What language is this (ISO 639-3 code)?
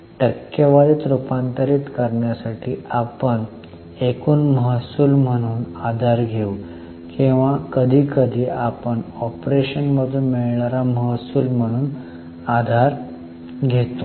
mar